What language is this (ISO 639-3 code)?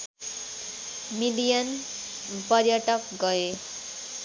nep